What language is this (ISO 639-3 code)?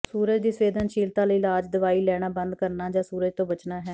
pan